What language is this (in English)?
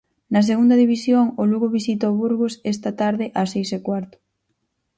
Galician